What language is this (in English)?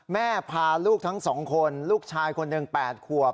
Thai